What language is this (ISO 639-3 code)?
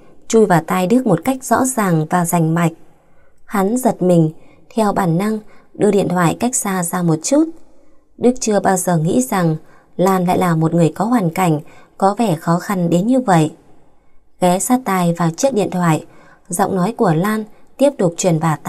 vie